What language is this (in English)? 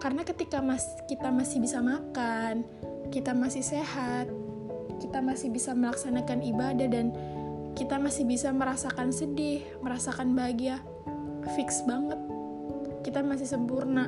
Indonesian